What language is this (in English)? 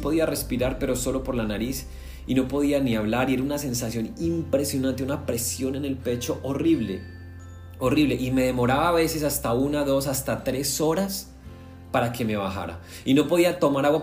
Spanish